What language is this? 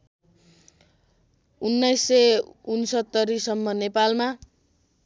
Nepali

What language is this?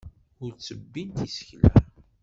Kabyle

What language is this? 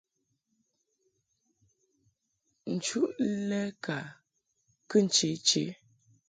Mungaka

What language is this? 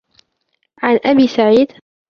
Arabic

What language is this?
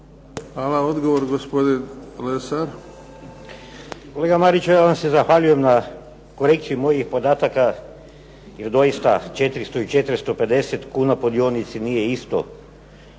Croatian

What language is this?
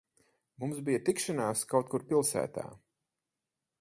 Latvian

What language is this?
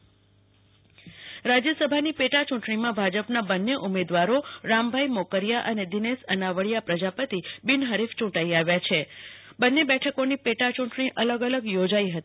Gujarati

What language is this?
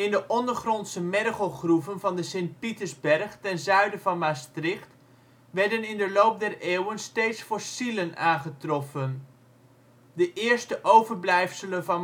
Dutch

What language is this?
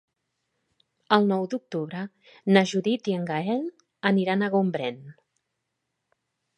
Catalan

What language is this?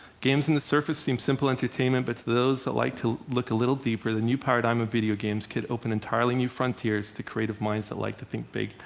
English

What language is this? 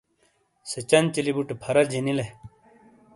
Shina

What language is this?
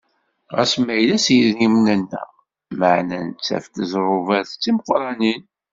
Kabyle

